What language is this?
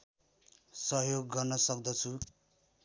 Nepali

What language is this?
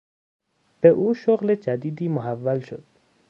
Persian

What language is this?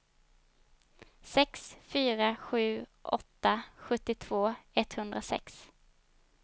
Swedish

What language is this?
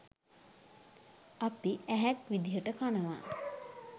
Sinhala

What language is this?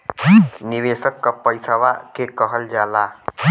Bhojpuri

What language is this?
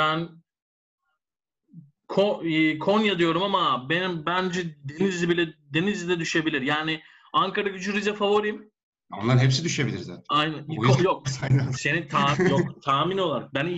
Turkish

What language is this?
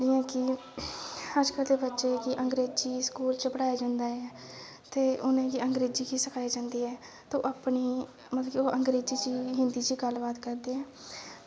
Dogri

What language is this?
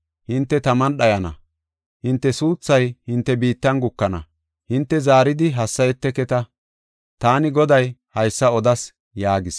Gofa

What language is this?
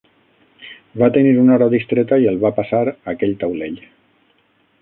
Catalan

